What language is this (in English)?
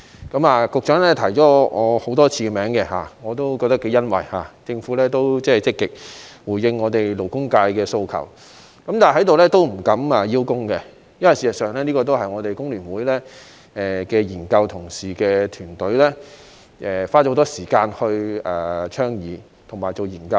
Cantonese